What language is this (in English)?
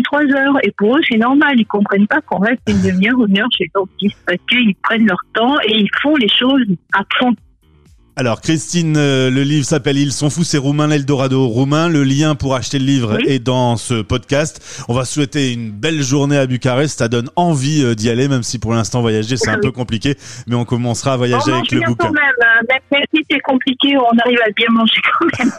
French